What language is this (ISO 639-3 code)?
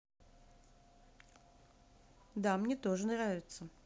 rus